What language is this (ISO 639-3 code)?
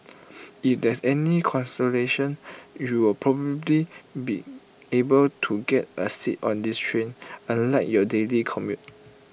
eng